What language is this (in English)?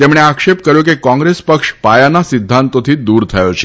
Gujarati